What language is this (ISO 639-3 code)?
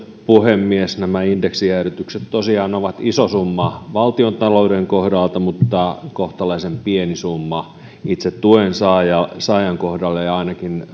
fin